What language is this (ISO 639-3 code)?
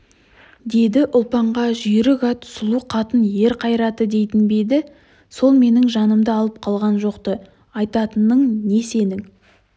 kaz